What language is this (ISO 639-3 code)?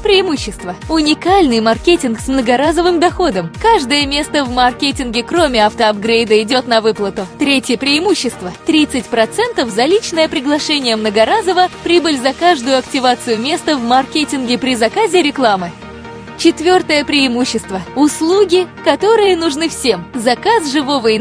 rus